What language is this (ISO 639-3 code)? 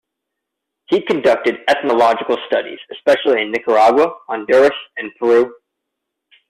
eng